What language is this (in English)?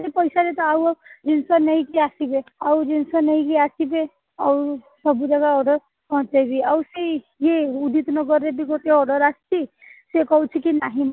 Odia